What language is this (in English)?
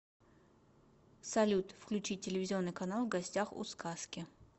Russian